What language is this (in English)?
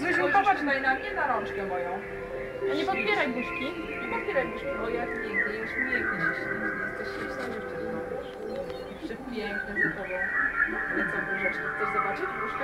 Polish